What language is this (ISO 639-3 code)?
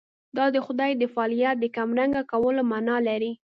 pus